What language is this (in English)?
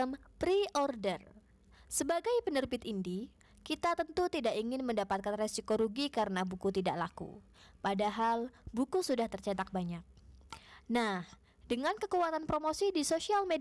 Indonesian